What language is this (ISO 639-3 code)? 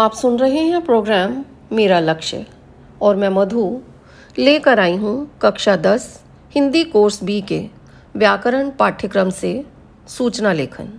hin